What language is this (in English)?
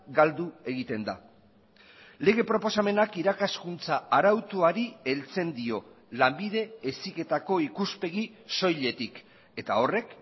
Basque